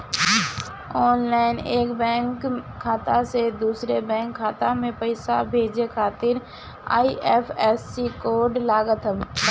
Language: Bhojpuri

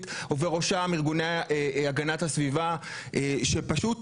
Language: Hebrew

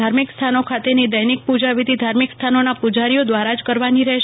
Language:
Gujarati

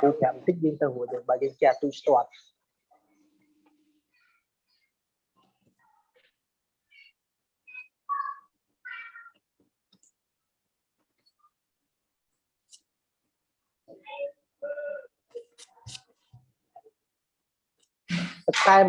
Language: Vietnamese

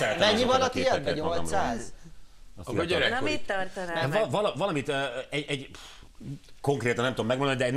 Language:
Hungarian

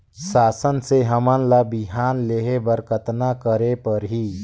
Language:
Chhattisgarhi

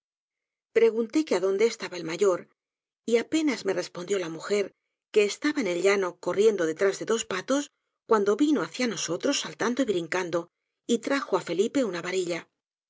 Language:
Spanish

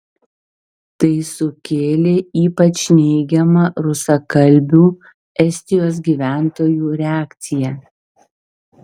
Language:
Lithuanian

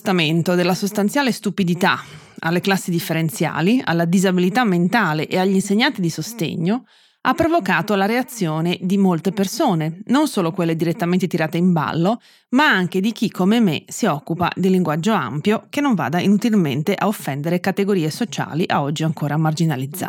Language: Italian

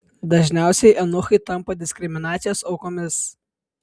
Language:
Lithuanian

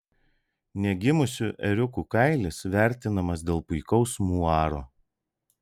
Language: Lithuanian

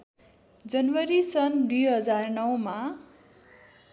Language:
Nepali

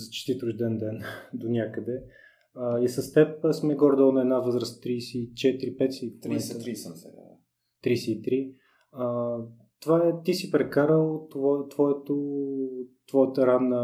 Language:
Bulgarian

